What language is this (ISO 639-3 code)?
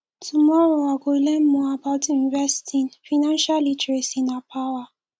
pcm